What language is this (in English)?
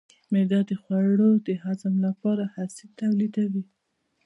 Pashto